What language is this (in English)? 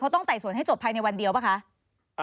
Thai